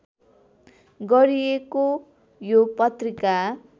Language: Nepali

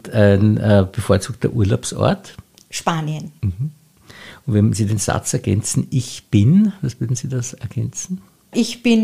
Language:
German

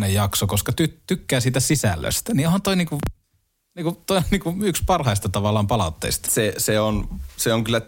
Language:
Finnish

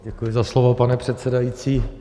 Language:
Czech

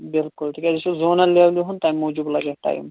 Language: Kashmiri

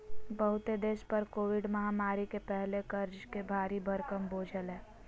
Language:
Magahi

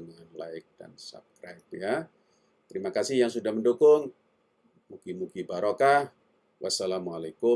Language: Indonesian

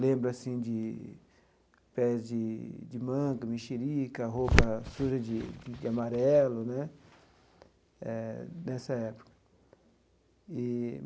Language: Portuguese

